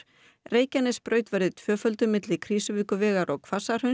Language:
Icelandic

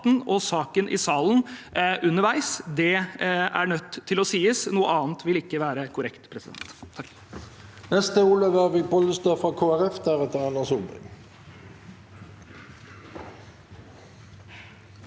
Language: Norwegian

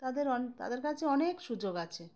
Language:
Bangla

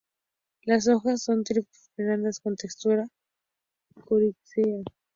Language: Spanish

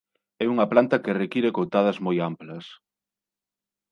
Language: Galician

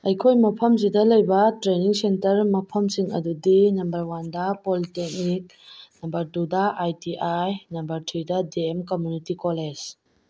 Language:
Manipuri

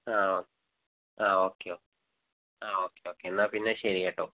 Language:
Malayalam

